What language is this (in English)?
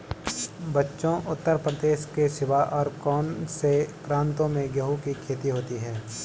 Hindi